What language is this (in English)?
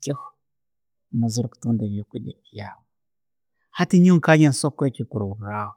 Tooro